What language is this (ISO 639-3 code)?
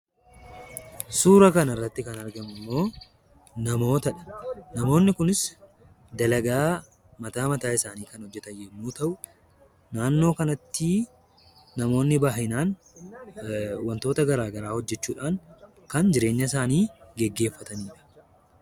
orm